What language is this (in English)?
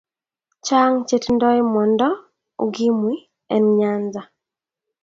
Kalenjin